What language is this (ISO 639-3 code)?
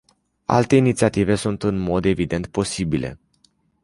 ron